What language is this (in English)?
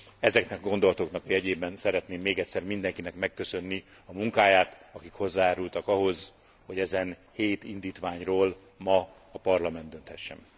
Hungarian